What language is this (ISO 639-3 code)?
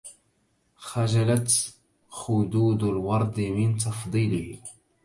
ara